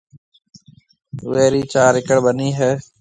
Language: Marwari (Pakistan)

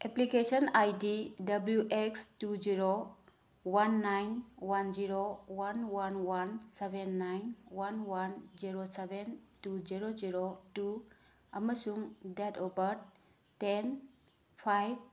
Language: Manipuri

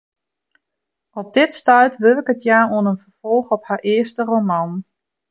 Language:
Western Frisian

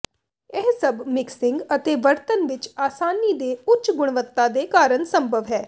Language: Punjabi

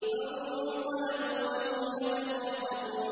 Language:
Arabic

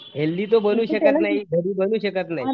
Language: Marathi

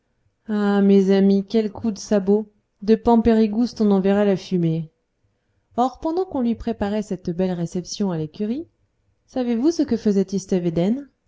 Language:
French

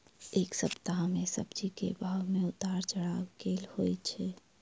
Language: Maithili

